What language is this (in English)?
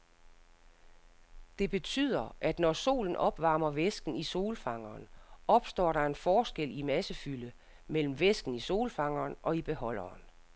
Danish